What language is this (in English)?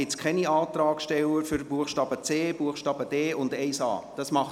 Swiss German